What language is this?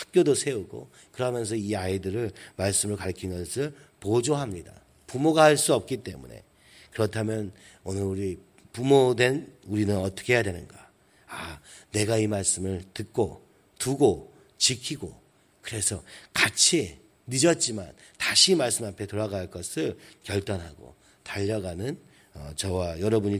Korean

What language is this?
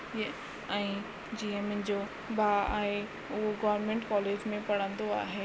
Sindhi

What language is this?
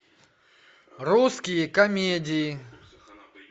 Russian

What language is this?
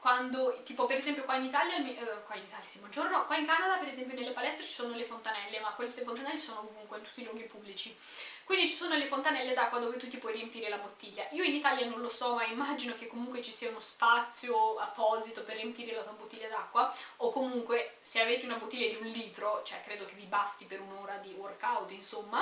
Italian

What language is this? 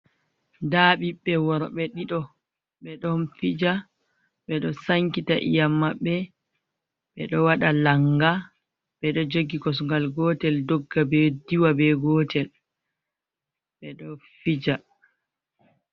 Fula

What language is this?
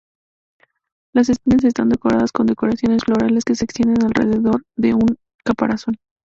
Spanish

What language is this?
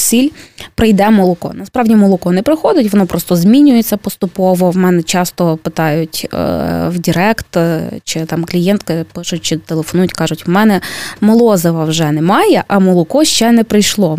Ukrainian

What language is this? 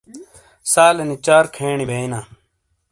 Shina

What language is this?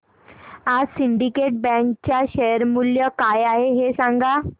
Marathi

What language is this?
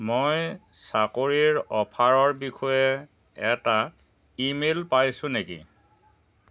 Assamese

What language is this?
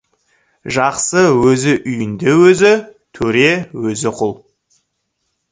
Kazakh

